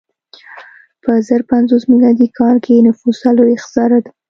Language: Pashto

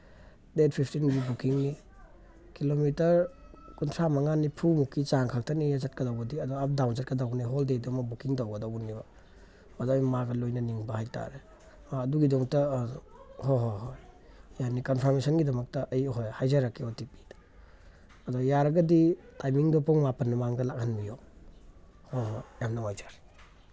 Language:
Manipuri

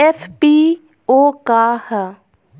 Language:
Bhojpuri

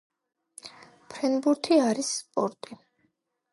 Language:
Georgian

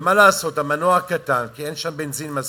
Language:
Hebrew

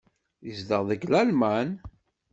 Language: Kabyle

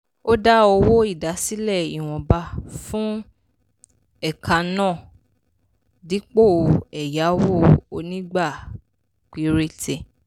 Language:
Yoruba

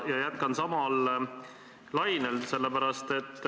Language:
Estonian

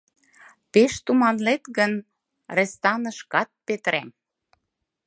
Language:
Mari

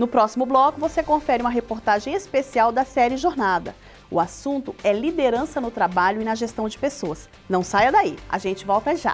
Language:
Portuguese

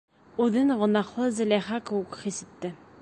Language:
Bashkir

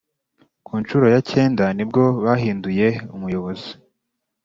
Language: Kinyarwanda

